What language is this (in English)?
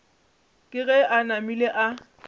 Northern Sotho